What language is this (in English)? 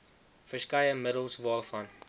Afrikaans